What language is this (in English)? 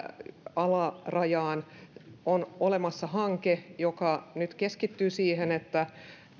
Finnish